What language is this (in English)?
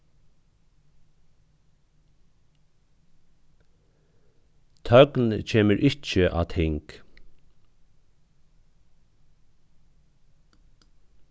Faroese